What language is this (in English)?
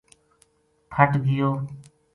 Gujari